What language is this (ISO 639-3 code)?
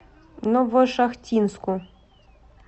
rus